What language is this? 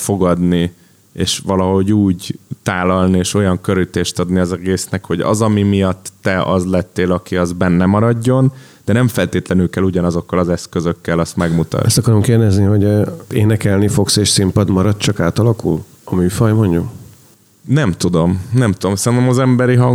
Hungarian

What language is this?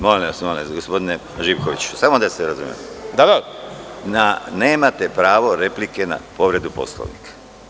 Serbian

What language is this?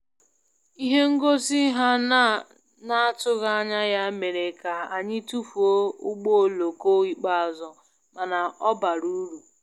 Igbo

